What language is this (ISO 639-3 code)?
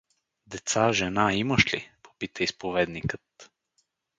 bul